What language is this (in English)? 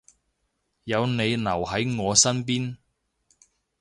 Cantonese